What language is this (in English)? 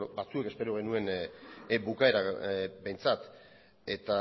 Basque